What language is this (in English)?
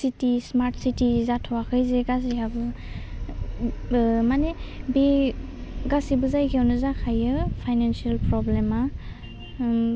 Bodo